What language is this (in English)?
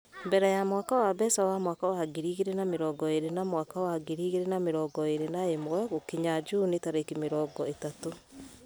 Kikuyu